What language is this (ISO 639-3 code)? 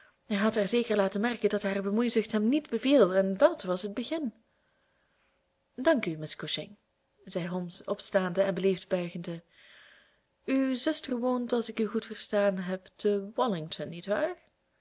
nld